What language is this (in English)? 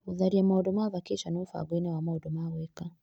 Kikuyu